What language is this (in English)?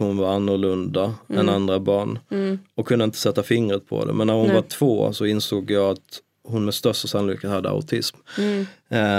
Swedish